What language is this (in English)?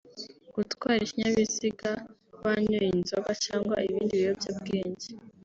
Kinyarwanda